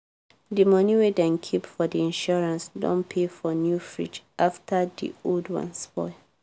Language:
Nigerian Pidgin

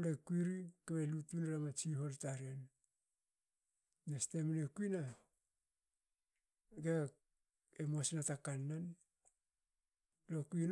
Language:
Hakö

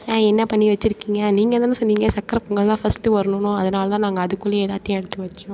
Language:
Tamil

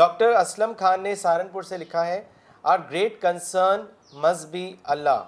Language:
Urdu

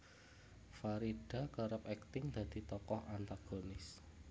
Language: Javanese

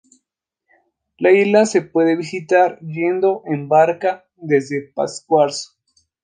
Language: Spanish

